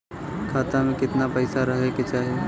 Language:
Bhojpuri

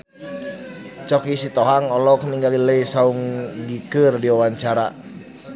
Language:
Sundanese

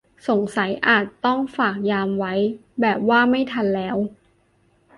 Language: Thai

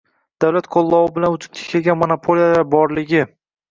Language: Uzbek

